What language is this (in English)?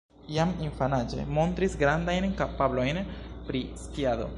Esperanto